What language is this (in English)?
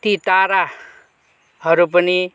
Nepali